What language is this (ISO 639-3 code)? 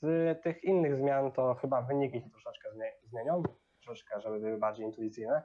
pol